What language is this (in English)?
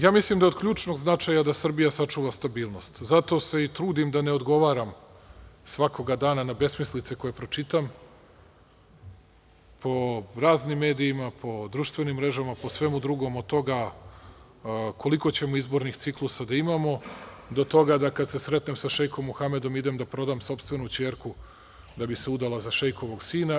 Serbian